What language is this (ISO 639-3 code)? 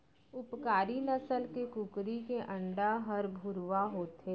hne